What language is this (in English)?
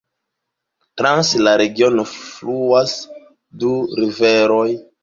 Esperanto